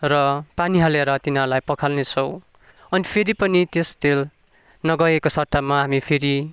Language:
Nepali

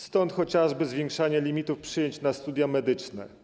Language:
Polish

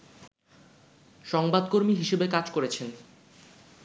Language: Bangla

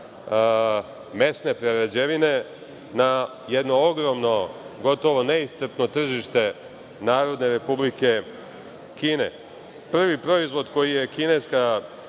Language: Serbian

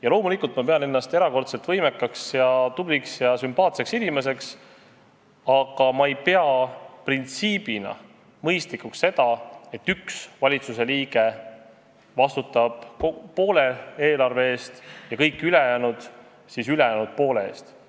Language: Estonian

